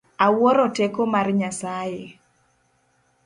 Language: Luo (Kenya and Tanzania)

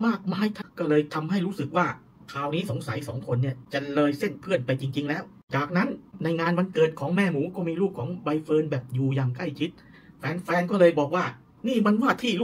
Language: Thai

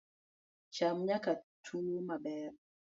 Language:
Luo (Kenya and Tanzania)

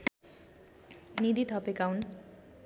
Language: Nepali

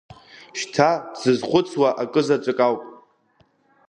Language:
Abkhazian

